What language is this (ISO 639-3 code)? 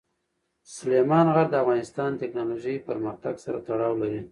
pus